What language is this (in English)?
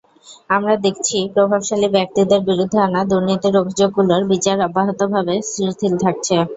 Bangla